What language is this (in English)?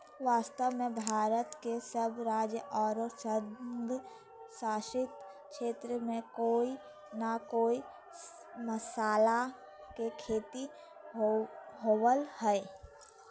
Magahi